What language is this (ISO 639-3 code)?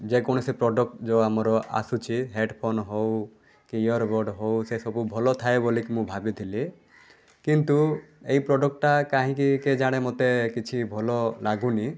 ori